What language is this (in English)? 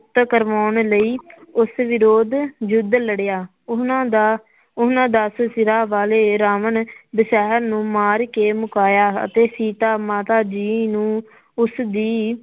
Punjabi